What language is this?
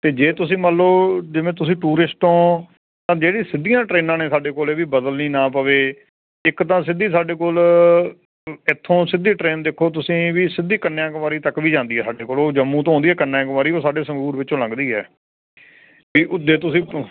Punjabi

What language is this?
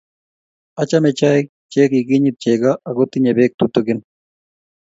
Kalenjin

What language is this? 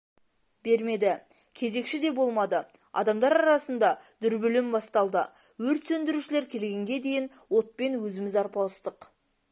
Kazakh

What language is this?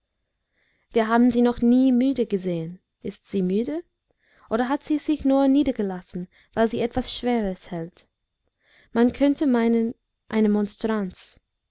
German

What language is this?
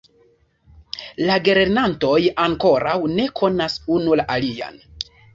Esperanto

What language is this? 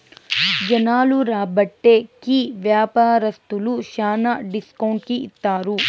Telugu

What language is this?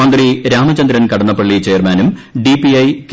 Malayalam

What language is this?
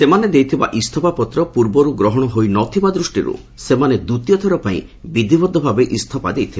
Odia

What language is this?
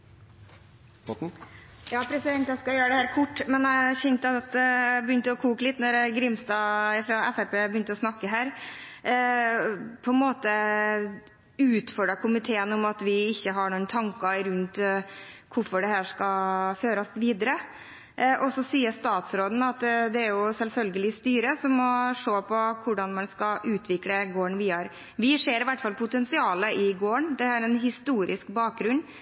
Norwegian Bokmål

